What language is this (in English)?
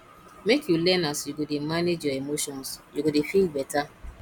Nigerian Pidgin